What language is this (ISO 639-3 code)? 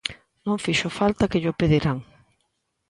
glg